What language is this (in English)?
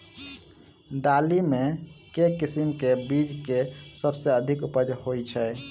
Maithili